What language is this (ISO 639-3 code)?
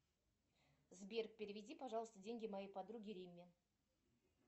rus